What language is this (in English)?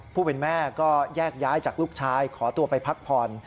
Thai